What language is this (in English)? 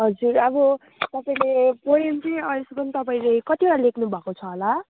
Nepali